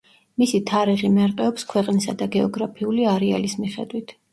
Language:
Georgian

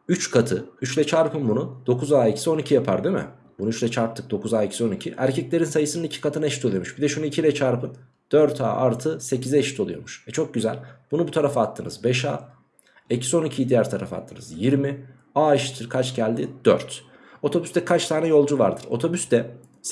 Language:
Turkish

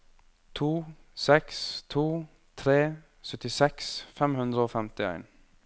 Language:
Norwegian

